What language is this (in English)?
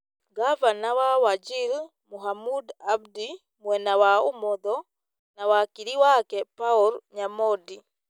Kikuyu